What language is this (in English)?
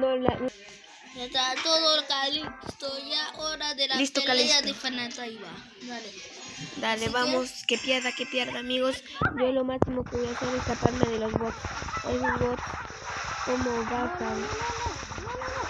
Spanish